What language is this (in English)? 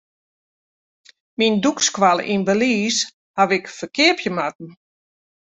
Western Frisian